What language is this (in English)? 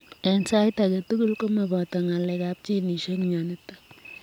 Kalenjin